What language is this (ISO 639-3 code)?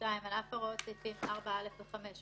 heb